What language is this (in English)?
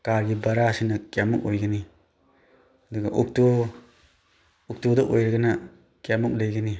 Manipuri